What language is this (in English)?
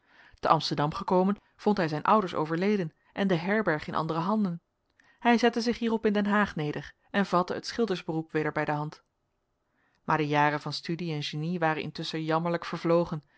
Dutch